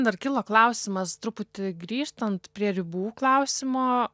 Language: Lithuanian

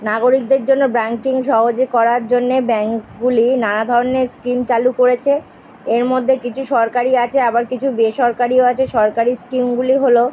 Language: Bangla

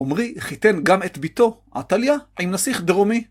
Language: Hebrew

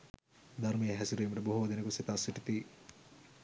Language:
Sinhala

